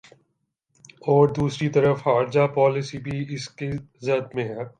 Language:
Urdu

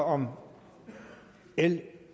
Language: Danish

